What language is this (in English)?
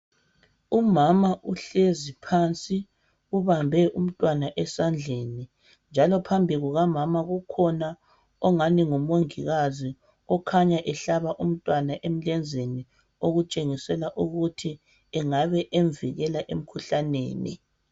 North Ndebele